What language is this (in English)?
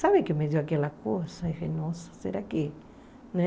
Portuguese